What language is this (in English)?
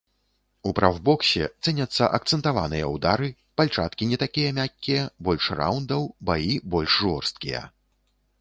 Belarusian